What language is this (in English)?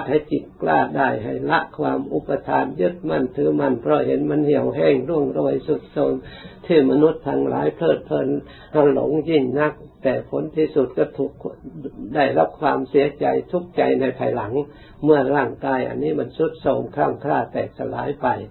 Thai